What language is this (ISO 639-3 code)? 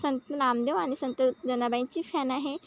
mar